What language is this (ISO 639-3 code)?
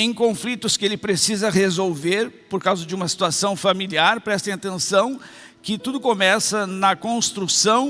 por